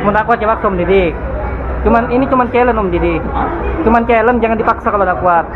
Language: Indonesian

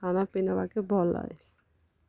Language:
Odia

